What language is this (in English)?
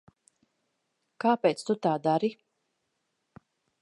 Latvian